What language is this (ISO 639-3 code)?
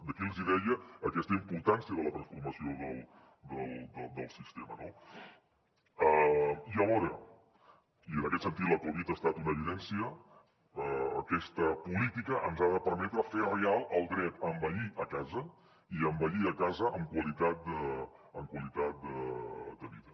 cat